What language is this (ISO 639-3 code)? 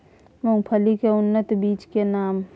mai